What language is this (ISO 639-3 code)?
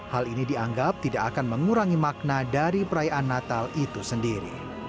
ind